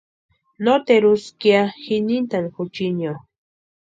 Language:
Western Highland Purepecha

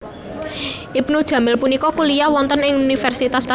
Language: Javanese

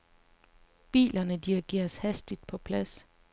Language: Danish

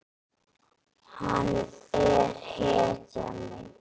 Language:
Icelandic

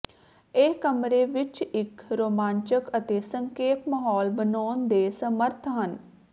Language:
Punjabi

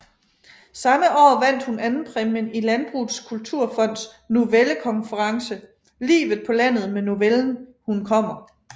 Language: Danish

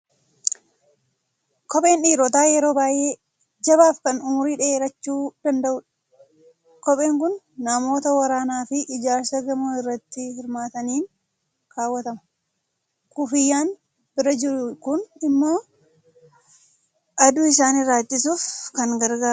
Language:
Oromo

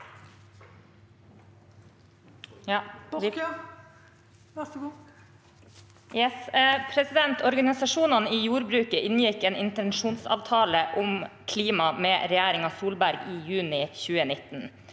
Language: Norwegian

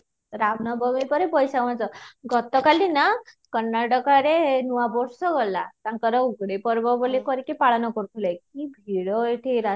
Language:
Odia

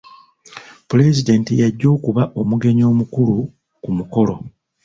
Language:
Ganda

